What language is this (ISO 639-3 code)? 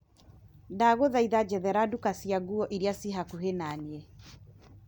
kik